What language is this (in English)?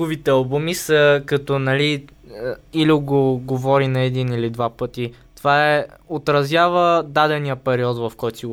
Bulgarian